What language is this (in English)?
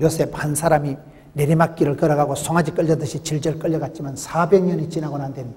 Korean